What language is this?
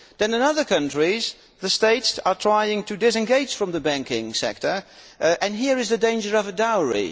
English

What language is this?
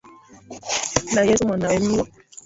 Swahili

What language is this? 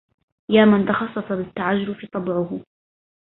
Arabic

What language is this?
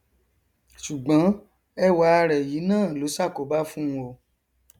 Yoruba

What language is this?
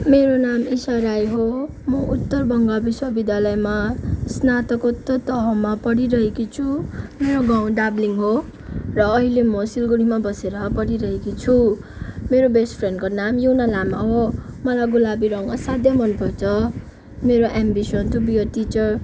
Nepali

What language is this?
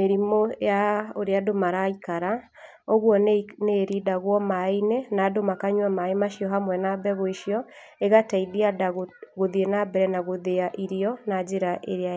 Kikuyu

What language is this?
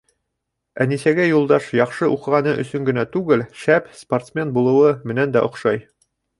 Bashkir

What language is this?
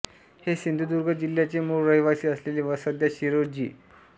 Marathi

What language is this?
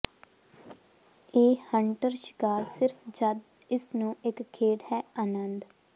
Punjabi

